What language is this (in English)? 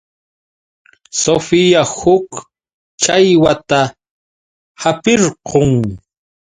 Yauyos Quechua